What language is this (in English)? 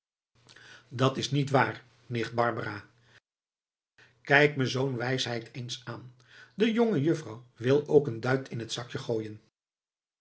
Dutch